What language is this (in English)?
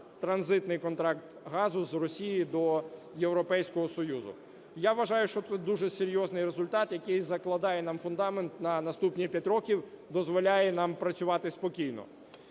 Ukrainian